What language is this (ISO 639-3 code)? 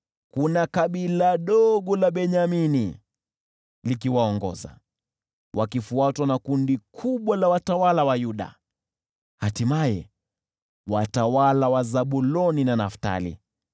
swa